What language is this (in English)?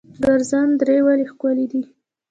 Pashto